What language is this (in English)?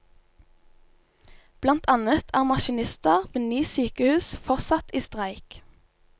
Norwegian